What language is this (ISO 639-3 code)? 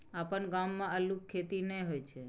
mai